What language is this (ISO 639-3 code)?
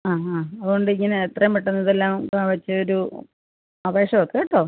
mal